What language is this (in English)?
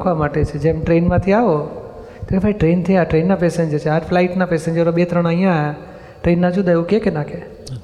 Gujarati